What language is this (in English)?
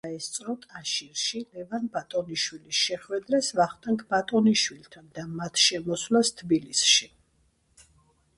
Georgian